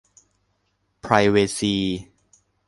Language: Thai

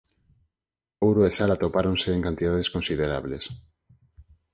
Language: Galician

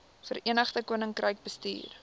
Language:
Afrikaans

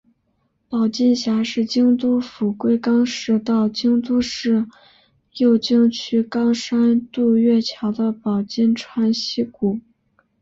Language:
Chinese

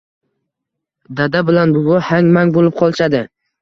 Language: Uzbek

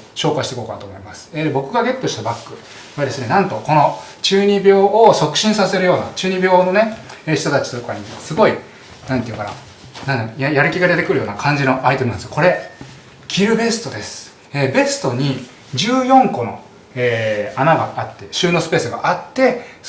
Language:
Japanese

